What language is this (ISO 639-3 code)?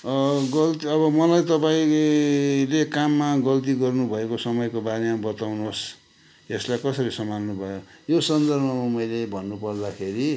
nep